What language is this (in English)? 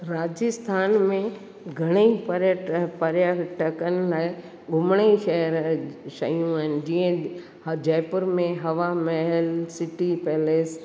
Sindhi